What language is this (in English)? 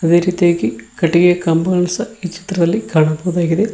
Kannada